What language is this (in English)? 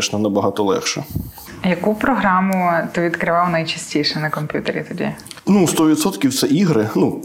Ukrainian